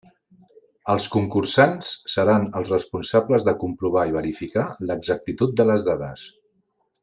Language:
Catalan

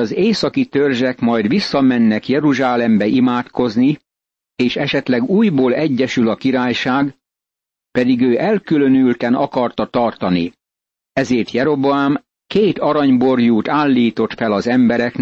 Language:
Hungarian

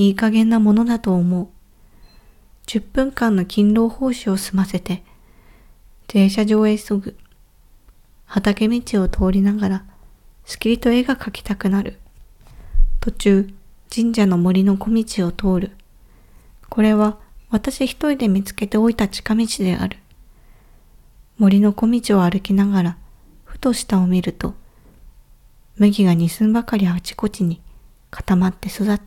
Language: Japanese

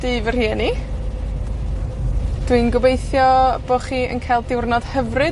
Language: Welsh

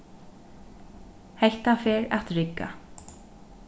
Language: Faroese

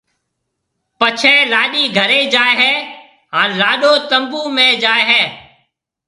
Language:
Marwari (Pakistan)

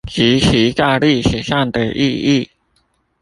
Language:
Chinese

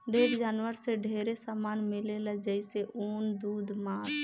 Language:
Bhojpuri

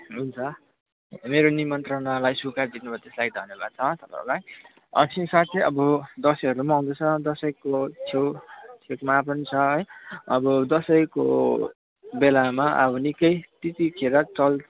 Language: Nepali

